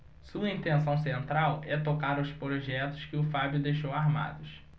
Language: Portuguese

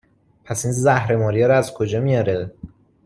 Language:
Persian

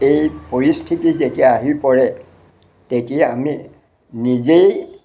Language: Assamese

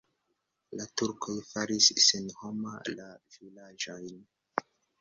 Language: Esperanto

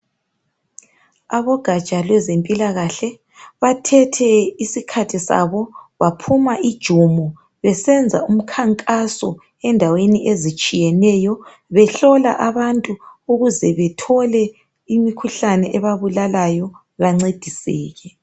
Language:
North Ndebele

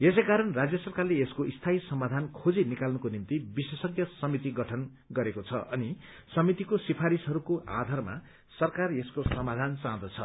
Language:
Nepali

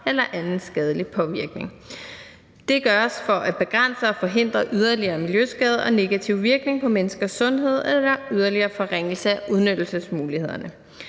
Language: Danish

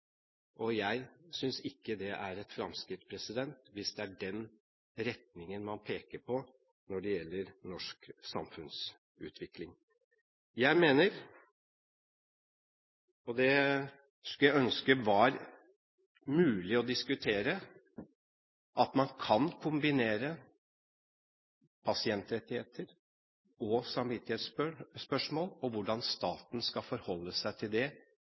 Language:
Norwegian Bokmål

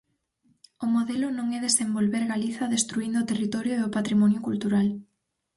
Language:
Galician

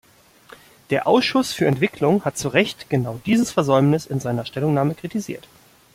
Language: German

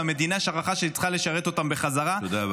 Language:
Hebrew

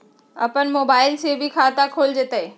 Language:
Magahi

